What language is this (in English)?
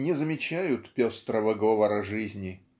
Russian